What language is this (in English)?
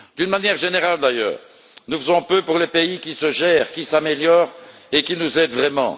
French